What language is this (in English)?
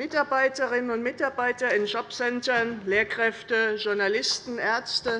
German